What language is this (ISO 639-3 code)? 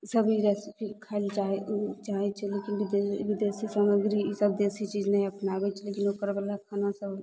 mai